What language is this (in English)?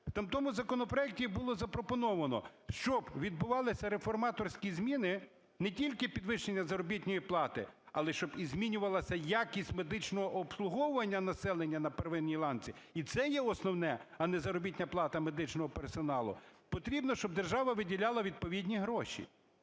Ukrainian